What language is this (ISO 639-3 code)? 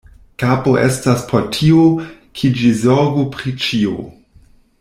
epo